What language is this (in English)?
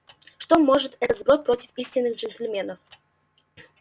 Russian